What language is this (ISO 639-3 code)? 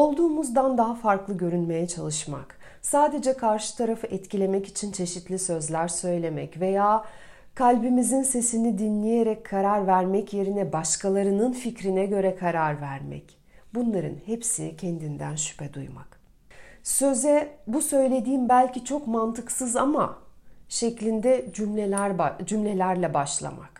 tur